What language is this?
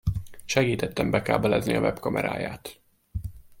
Hungarian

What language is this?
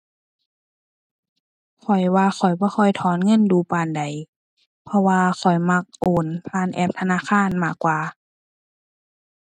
Thai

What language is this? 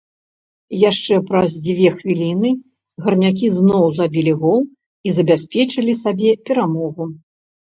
Belarusian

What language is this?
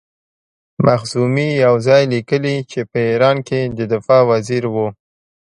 Pashto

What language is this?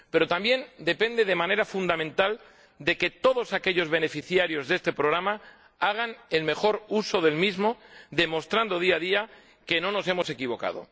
Spanish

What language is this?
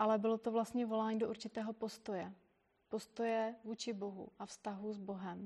Czech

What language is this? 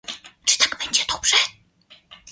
Polish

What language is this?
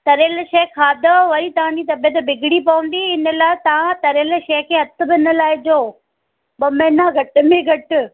Sindhi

